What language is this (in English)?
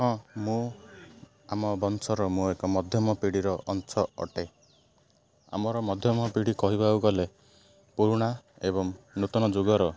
Odia